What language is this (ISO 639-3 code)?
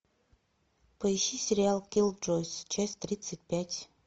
rus